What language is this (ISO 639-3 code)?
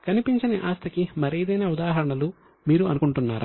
tel